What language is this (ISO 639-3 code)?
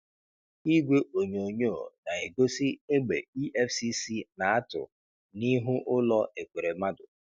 ibo